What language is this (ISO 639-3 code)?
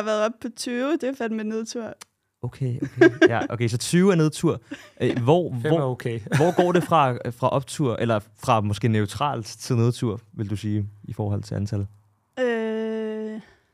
dan